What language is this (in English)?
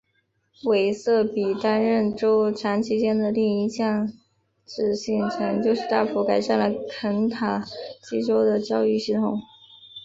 Chinese